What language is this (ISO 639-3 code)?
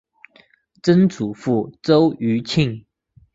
zho